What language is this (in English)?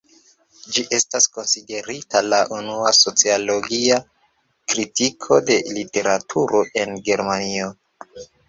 Esperanto